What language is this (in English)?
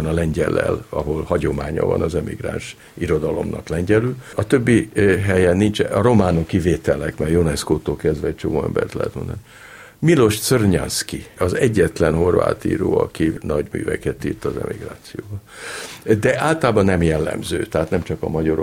Hungarian